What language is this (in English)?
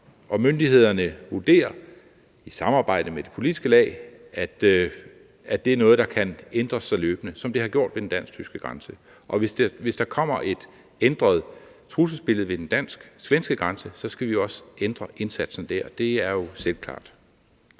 Danish